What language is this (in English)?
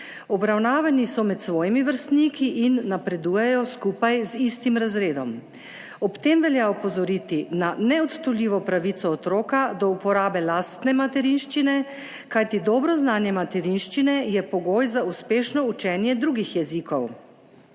Slovenian